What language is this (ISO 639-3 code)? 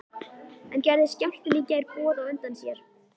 isl